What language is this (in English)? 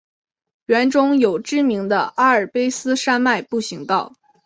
Chinese